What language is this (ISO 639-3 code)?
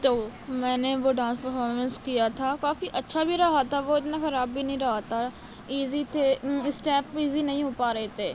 urd